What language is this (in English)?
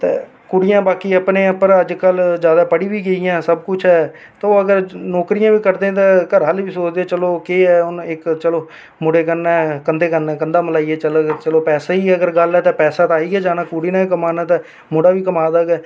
Dogri